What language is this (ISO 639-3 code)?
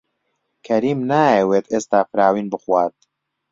ckb